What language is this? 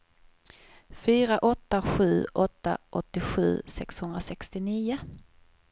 Swedish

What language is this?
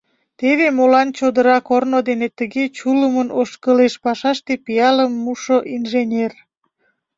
Mari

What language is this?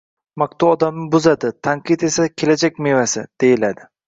Uzbek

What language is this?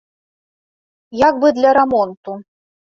Belarusian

